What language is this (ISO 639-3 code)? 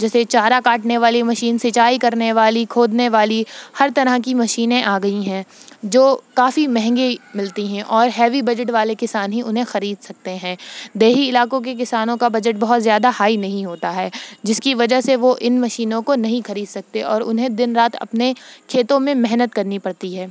urd